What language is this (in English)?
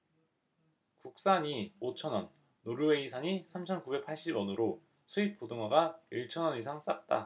Korean